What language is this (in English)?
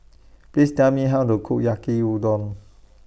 English